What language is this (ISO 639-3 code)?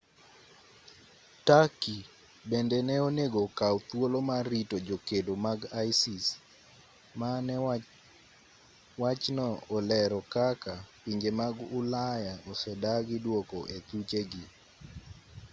luo